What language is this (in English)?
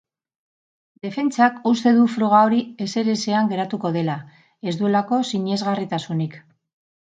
Basque